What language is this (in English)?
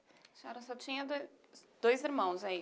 Portuguese